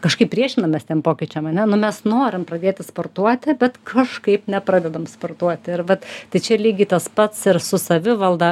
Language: Lithuanian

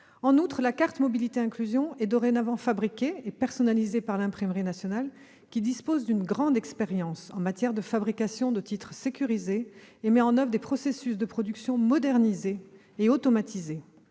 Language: French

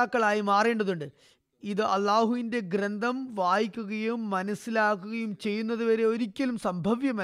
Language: Malayalam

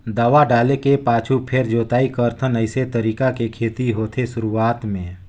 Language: Chhattisgarhi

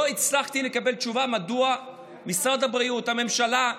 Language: Hebrew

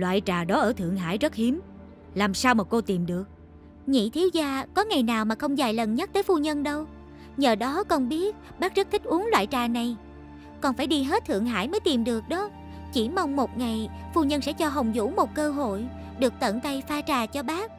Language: Vietnamese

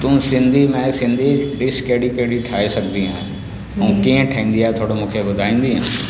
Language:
Sindhi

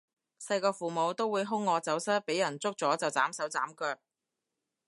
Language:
Cantonese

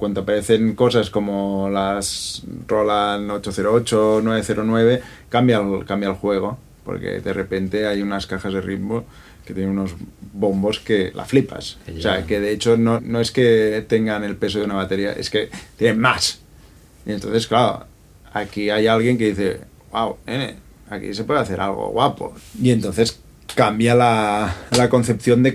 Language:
Spanish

